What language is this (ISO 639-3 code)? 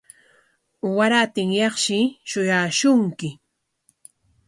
qwa